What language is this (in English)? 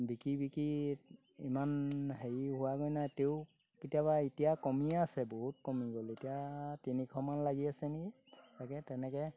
Assamese